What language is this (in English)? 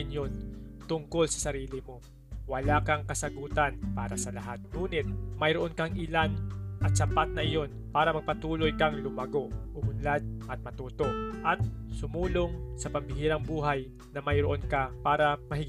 Filipino